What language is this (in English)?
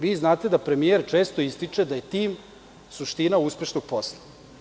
Serbian